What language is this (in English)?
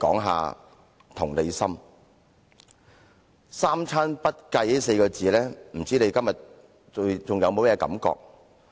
Cantonese